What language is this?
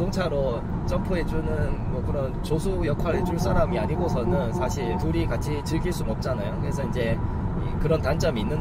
Korean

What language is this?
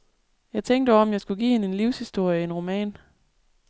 Danish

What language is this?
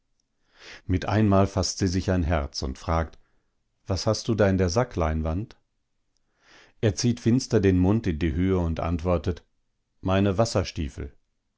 German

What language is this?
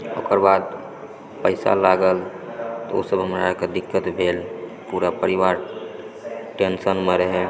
Maithili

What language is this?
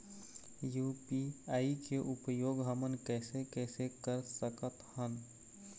Chhattisgarhi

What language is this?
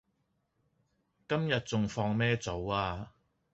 Cantonese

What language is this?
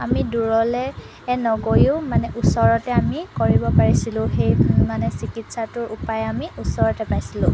Assamese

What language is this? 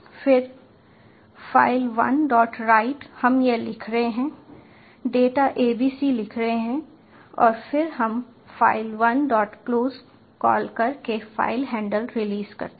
Hindi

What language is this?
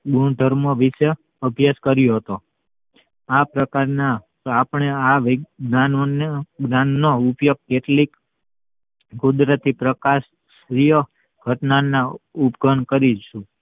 Gujarati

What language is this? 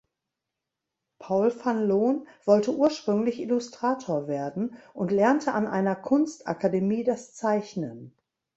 German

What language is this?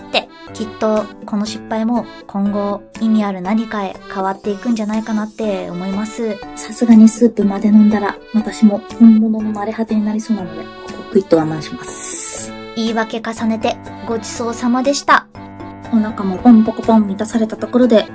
Japanese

